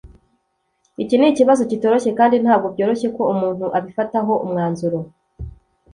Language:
Kinyarwanda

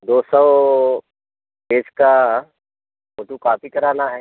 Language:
Hindi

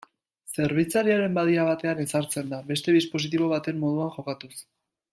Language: Basque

